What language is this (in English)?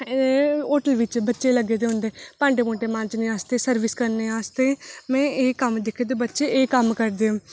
Dogri